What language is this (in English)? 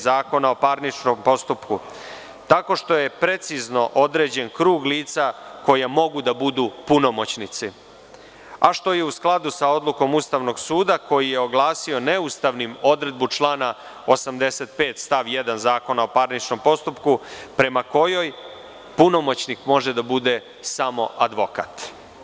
Serbian